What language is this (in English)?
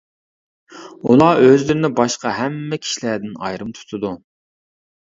Uyghur